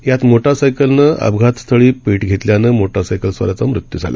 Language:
Marathi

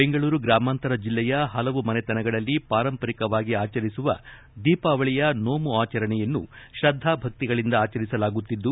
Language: Kannada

